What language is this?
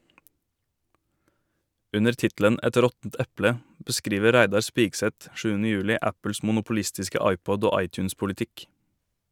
Norwegian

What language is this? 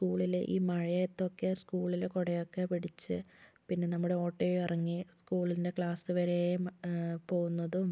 Malayalam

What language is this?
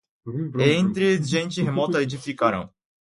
Portuguese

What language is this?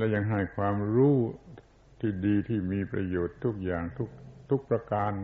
Thai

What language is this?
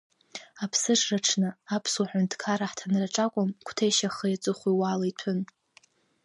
Abkhazian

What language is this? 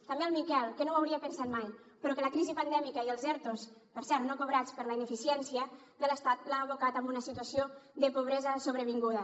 Catalan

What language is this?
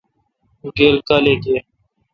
Kalkoti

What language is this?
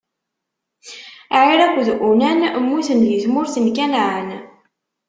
Kabyle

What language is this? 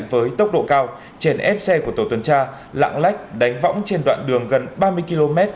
Vietnamese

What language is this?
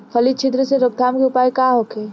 Bhojpuri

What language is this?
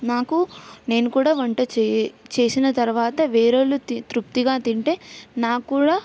Telugu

